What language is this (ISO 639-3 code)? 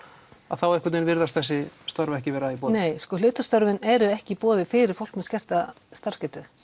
isl